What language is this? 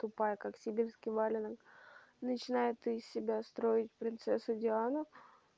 Russian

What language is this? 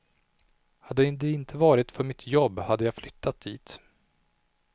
Swedish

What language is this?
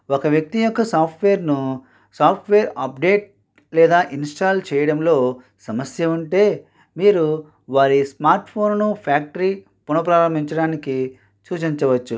Telugu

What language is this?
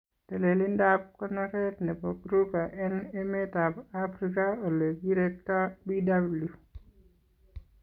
Kalenjin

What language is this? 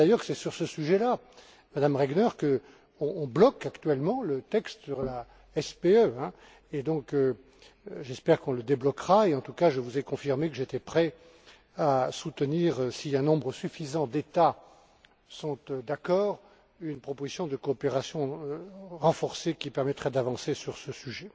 French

